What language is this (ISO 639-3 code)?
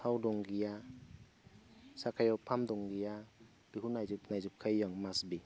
brx